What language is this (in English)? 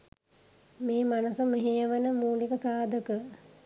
Sinhala